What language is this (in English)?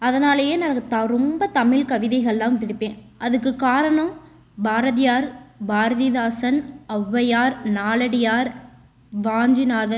Tamil